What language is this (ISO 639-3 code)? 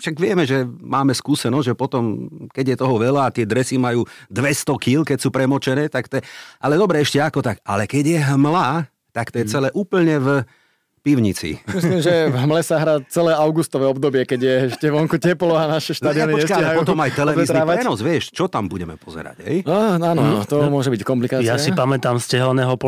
slk